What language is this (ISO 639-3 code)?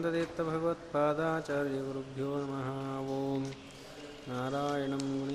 kan